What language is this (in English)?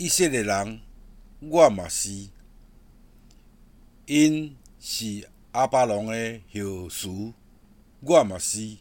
Chinese